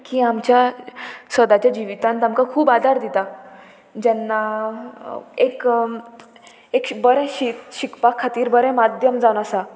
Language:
Konkani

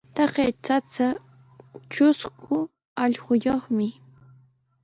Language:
Sihuas Ancash Quechua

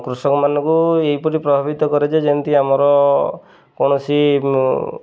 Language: Odia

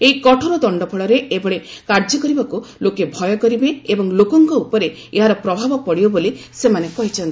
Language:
Odia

